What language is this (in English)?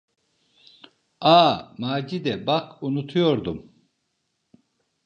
Turkish